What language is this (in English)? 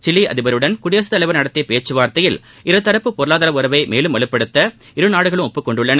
Tamil